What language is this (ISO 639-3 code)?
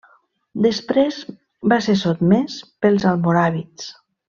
cat